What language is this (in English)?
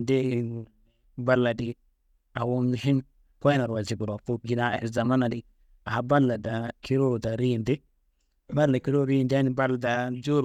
Kanembu